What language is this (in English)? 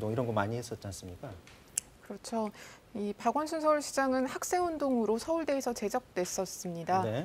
Korean